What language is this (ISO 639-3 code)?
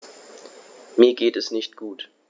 deu